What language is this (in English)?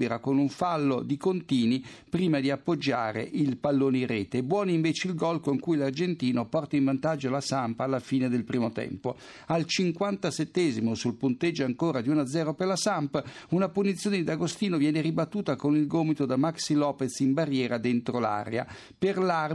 Italian